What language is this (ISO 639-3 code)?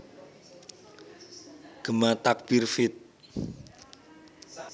jav